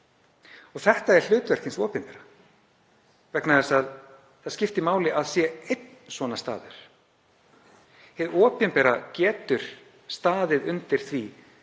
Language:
Icelandic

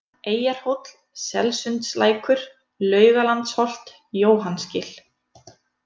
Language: Icelandic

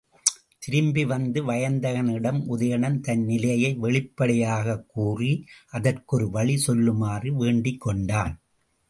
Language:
Tamil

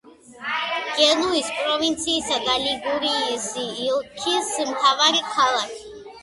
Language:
Georgian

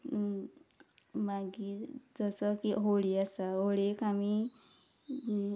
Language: Konkani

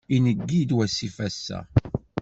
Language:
Kabyle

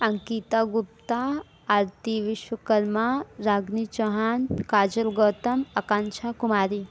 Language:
Hindi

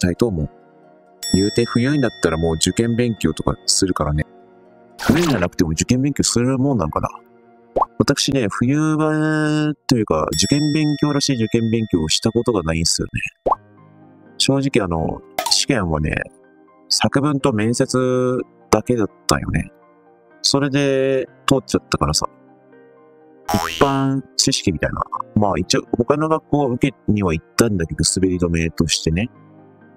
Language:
Japanese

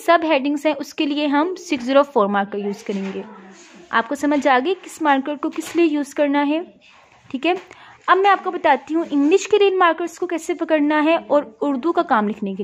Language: Hindi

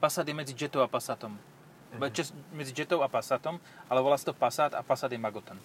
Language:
Slovak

